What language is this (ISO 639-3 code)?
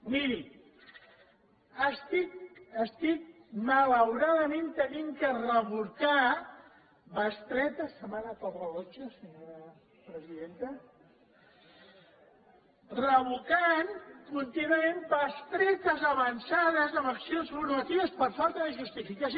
cat